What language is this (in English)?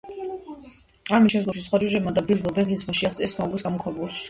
Georgian